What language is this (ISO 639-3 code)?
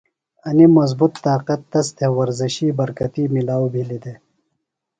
phl